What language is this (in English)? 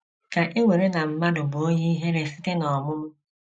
Igbo